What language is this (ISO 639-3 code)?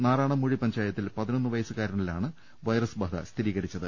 mal